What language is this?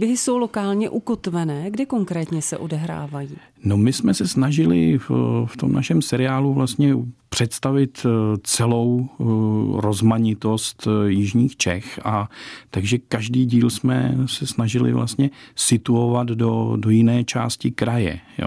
Czech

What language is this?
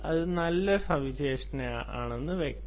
Malayalam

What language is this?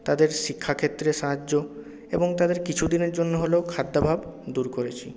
Bangla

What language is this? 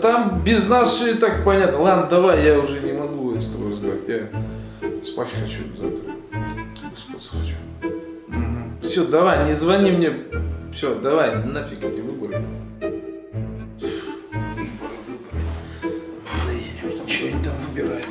Russian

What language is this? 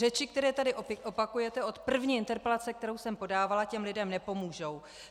Czech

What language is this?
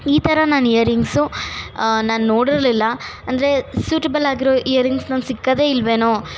Kannada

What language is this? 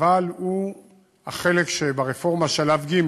Hebrew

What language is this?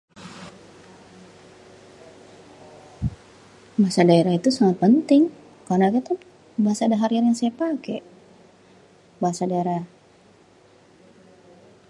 Betawi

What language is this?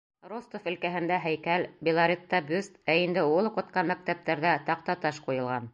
Bashkir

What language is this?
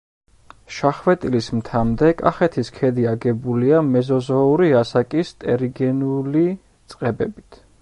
Georgian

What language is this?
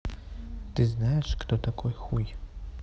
Russian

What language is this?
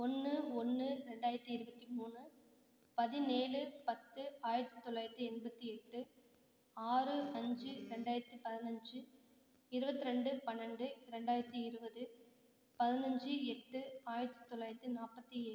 Tamil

